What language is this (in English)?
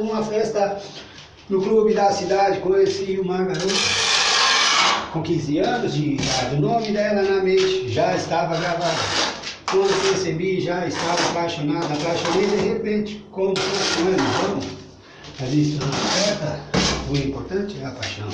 Portuguese